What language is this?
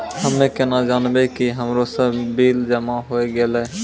Maithili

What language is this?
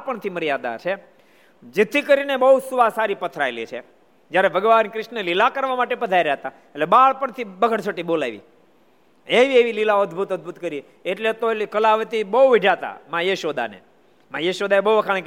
Gujarati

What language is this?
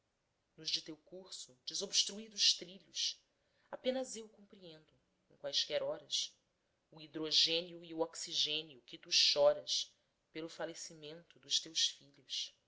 Portuguese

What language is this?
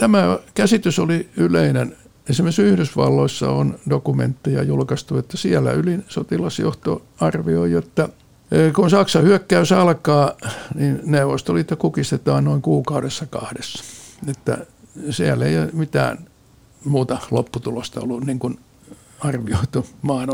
Finnish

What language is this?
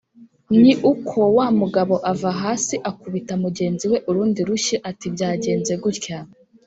Kinyarwanda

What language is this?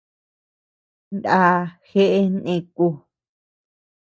Tepeuxila Cuicatec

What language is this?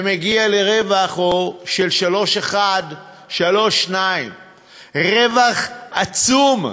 Hebrew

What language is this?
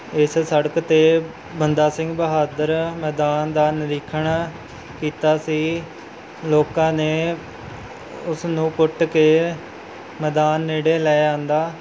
Punjabi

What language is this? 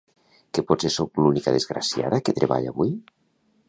Catalan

